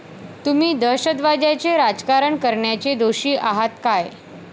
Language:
Marathi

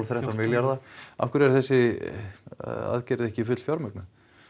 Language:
Icelandic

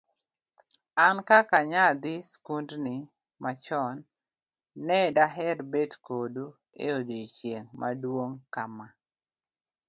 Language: Luo (Kenya and Tanzania)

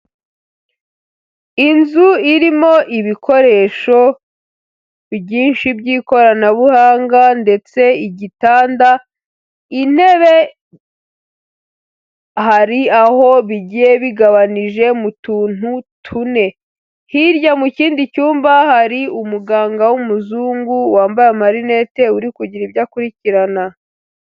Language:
Kinyarwanda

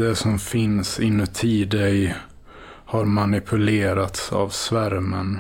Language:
Swedish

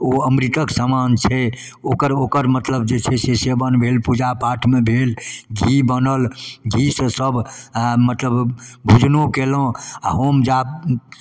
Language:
Maithili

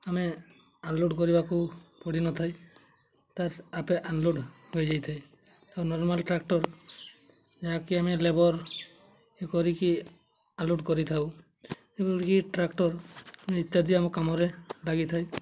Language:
Odia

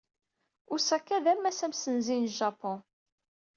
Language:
Kabyle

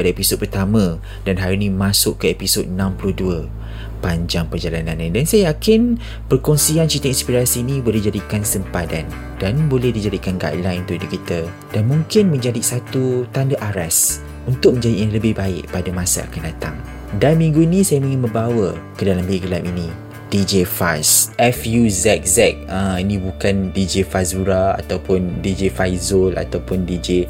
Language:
Malay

